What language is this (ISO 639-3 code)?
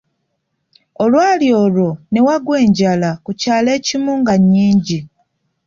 lug